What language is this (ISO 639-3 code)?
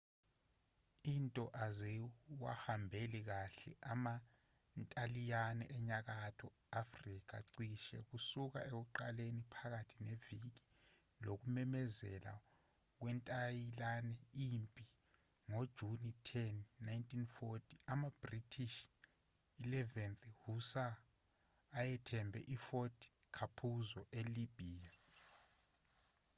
zul